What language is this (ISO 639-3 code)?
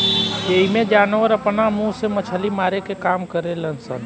bho